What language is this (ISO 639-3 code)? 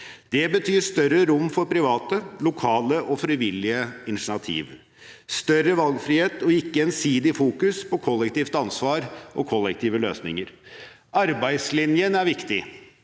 nor